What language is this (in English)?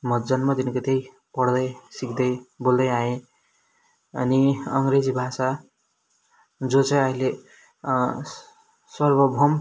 Nepali